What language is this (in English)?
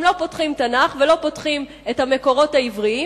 Hebrew